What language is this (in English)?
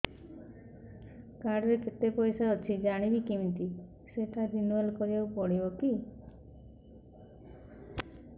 Odia